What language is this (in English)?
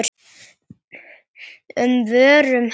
Icelandic